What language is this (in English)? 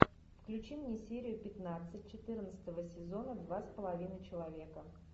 Russian